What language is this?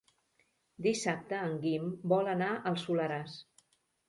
Catalan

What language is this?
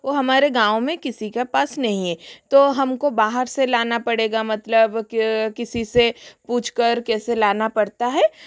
Hindi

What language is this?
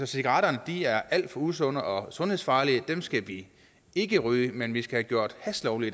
Danish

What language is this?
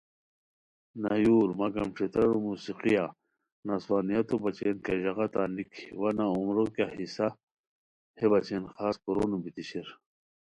Khowar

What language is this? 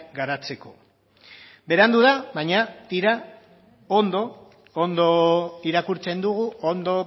Basque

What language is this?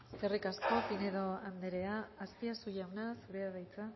Basque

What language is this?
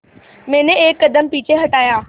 Hindi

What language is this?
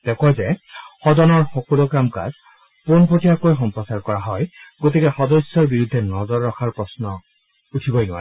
Assamese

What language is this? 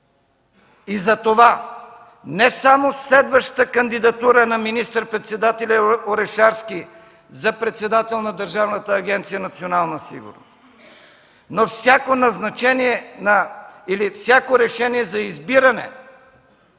Bulgarian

